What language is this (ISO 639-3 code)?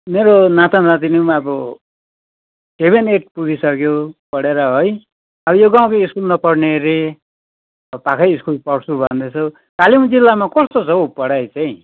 nep